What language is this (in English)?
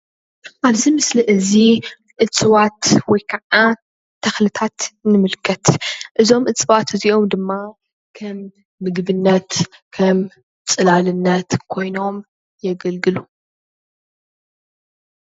Tigrinya